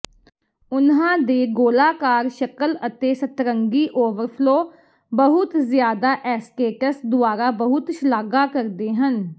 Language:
Punjabi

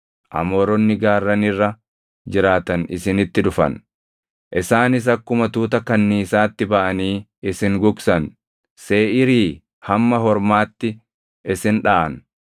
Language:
Oromo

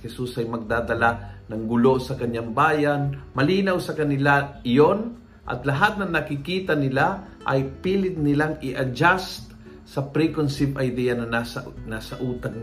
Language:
Filipino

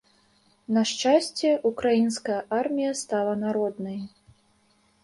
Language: Belarusian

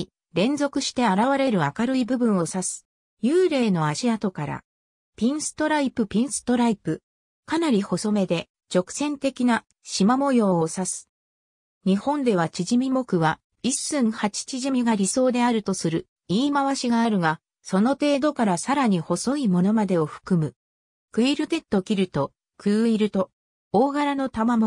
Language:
Japanese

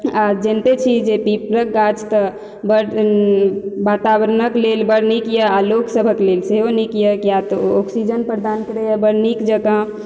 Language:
Maithili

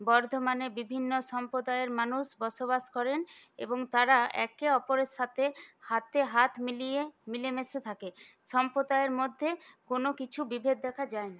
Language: Bangla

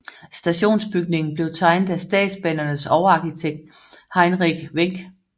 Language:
Danish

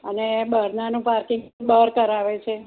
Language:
Gujarati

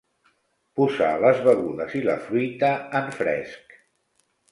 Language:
Catalan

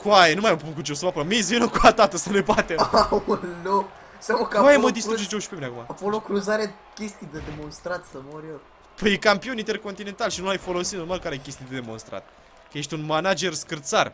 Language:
Romanian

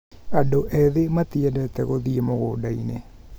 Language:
Kikuyu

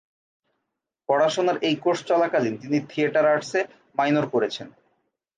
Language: Bangla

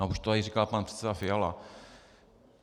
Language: Czech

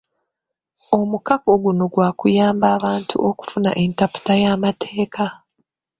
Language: Ganda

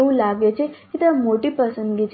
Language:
Gujarati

